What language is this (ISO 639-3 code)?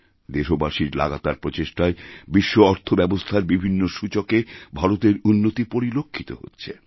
ben